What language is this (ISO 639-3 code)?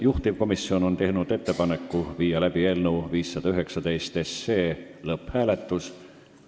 est